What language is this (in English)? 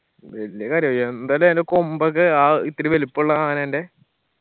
Malayalam